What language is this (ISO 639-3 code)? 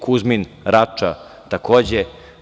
srp